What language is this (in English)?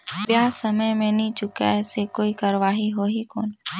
Chhattisgarhi